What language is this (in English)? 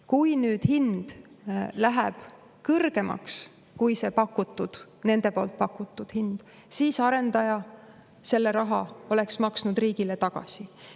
Estonian